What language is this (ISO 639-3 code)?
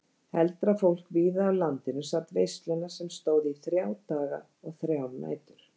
isl